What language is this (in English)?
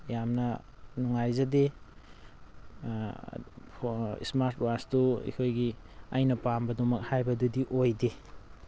Manipuri